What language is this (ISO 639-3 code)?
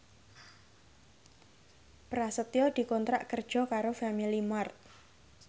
jav